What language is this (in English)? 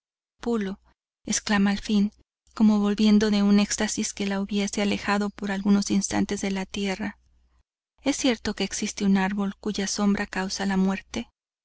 Spanish